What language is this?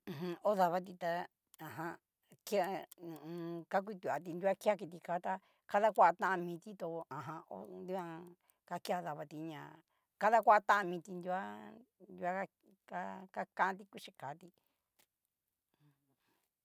Cacaloxtepec Mixtec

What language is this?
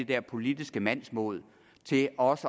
Danish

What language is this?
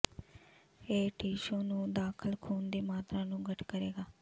Punjabi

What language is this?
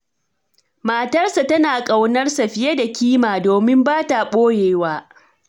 Hausa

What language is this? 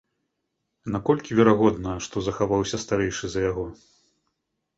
Belarusian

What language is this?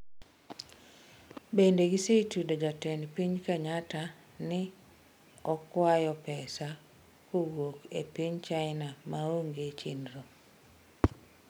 Luo (Kenya and Tanzania)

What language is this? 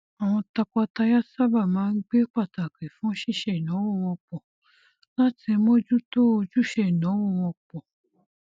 Yoruba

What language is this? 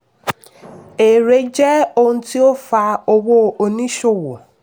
Yoruba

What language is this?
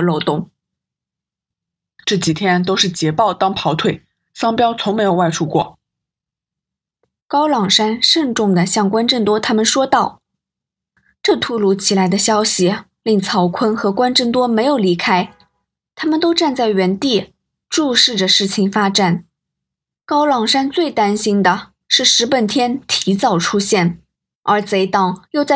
Chinese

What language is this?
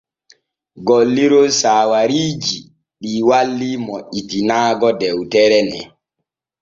Borgu Fulfulde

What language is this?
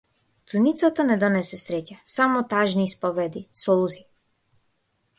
Macedonian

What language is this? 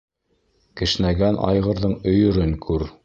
Bashkir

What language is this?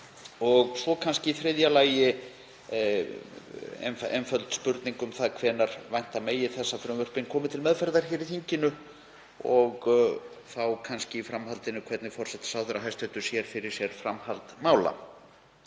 Icelandic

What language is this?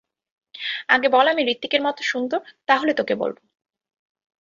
Bangla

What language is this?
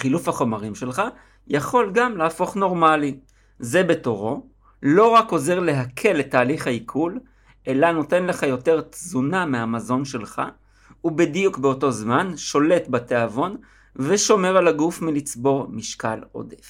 Hebrew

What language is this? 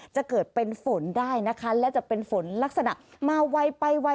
Thai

